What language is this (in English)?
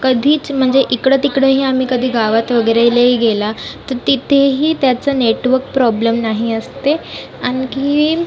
Marathi